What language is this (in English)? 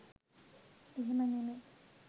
Sinhala